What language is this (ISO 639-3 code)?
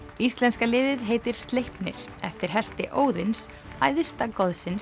isl